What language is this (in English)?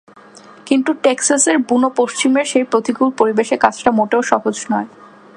Bangla